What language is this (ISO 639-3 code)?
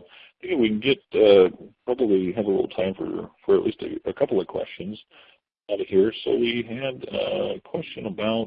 eng